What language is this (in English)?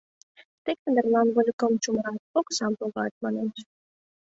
Mari